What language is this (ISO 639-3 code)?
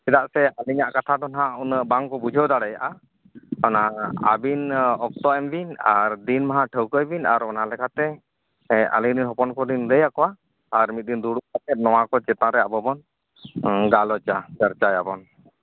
sat